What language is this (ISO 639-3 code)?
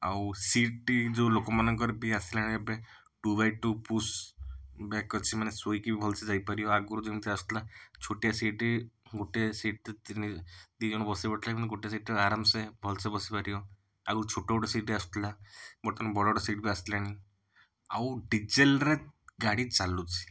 ori